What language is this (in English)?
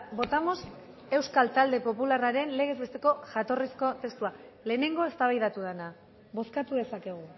Basque